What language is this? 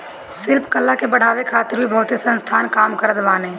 Bhojpuri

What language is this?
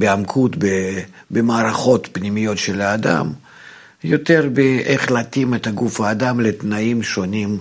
Hebrew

